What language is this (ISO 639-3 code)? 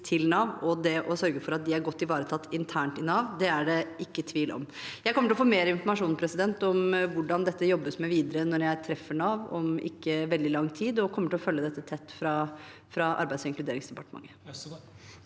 nor